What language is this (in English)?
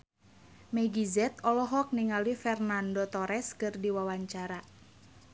Sundanese